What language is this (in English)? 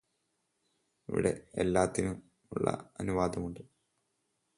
Malayalam